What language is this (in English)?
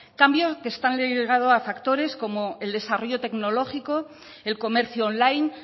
Spanish